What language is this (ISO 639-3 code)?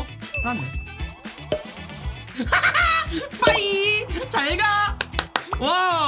kor